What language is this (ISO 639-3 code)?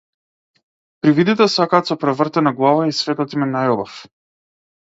mkd